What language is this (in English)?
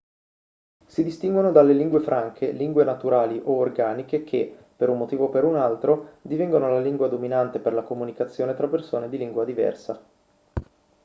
Italian